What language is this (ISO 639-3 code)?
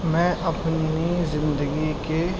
urd